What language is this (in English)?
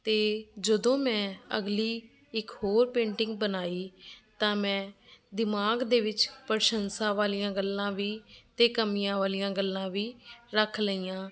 Punjabi